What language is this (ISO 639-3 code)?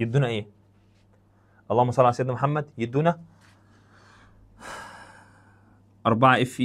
ara